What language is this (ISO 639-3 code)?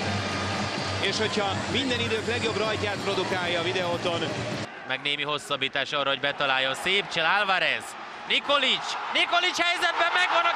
hun